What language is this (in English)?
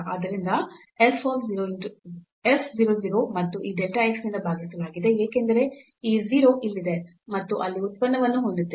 Kannada